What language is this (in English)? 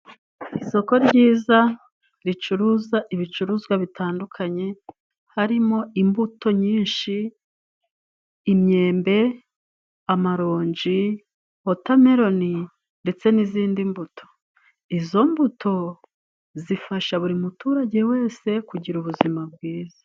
Kinyarwanda